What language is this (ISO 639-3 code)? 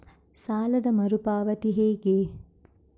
kan